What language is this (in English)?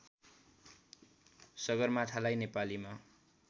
Nepali